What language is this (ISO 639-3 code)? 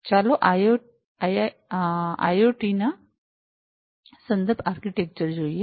guj